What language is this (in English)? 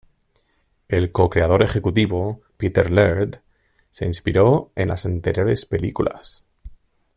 Spanish